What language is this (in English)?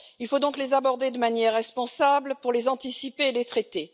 French